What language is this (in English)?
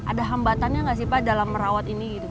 Indonesian